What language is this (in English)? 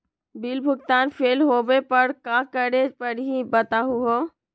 Magahi